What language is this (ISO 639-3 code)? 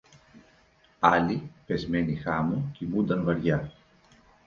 ell